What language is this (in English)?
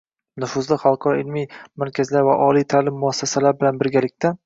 Uzbek